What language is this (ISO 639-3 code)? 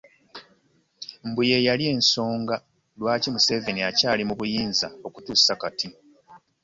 lug